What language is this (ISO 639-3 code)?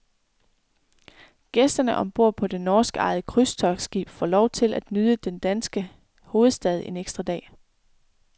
dan